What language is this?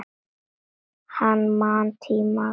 Icelandic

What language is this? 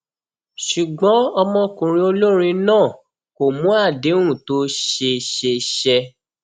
Yoruba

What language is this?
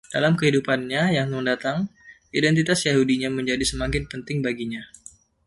Indonesian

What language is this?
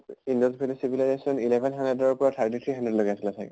Assamese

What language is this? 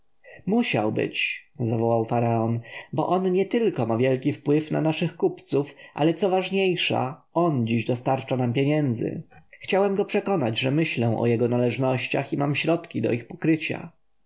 Polish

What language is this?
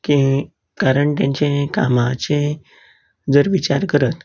Konkani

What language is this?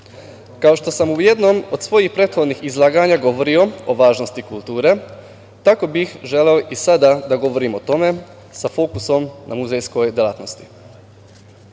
Serbian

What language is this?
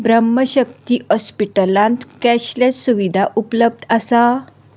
Konkani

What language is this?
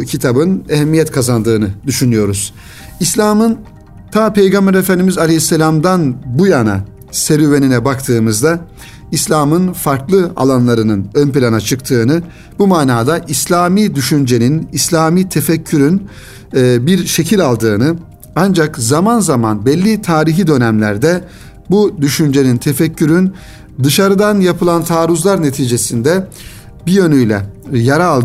Turkish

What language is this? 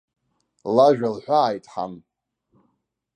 Abkhazian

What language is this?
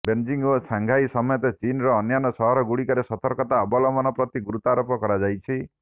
Odia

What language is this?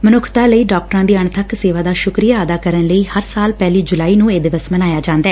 Punjabi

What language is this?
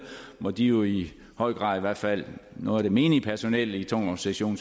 Danish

